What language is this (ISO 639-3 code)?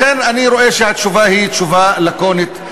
heb